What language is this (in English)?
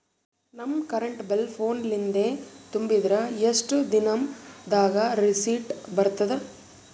Kannada